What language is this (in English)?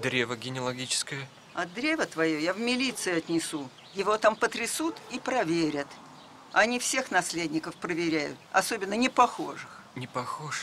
Russian